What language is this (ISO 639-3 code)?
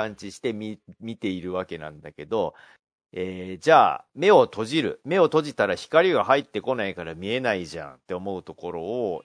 jpn